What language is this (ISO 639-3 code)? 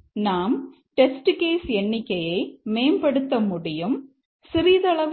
tam